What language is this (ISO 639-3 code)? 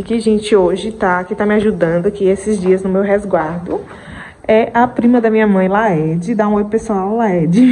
por